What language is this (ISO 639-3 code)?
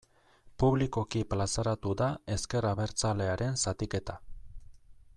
eus